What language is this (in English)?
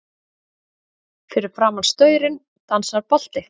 Icelandic